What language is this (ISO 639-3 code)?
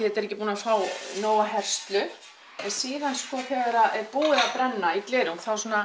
isl